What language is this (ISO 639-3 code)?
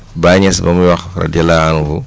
wol